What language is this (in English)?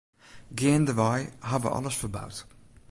Western Frisian